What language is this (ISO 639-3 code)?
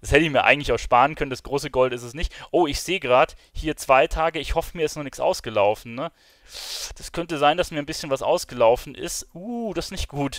deu